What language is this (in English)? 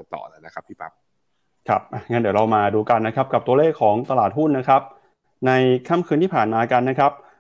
Thai